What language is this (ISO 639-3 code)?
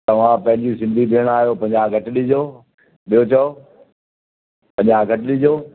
snd